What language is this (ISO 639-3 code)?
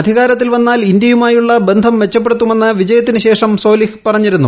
mal